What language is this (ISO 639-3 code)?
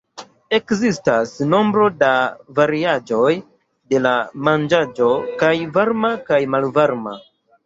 epo